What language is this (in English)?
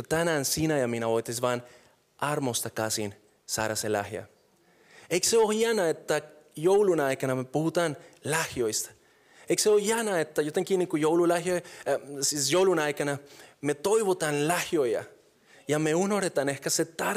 Finnish